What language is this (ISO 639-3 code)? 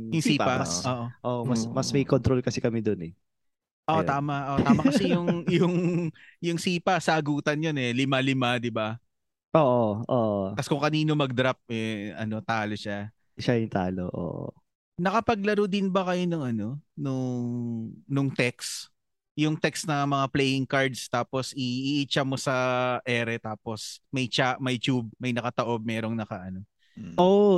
fil